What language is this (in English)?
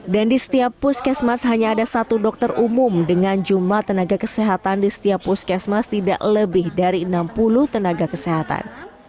Indonesian